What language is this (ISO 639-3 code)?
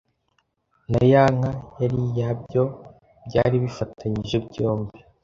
kin